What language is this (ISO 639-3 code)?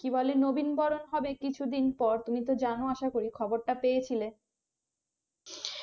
ben